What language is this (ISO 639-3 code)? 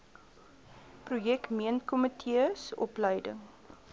afr